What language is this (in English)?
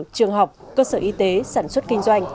Vietnamese